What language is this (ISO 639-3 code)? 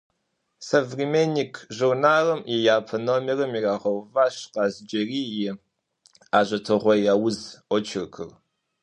kbd